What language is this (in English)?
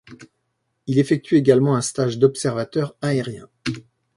French